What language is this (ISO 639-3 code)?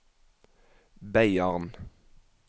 nor